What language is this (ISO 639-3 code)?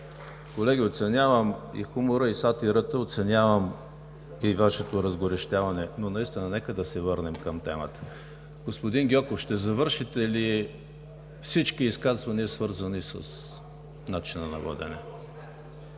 bul